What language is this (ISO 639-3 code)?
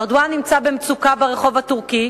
heb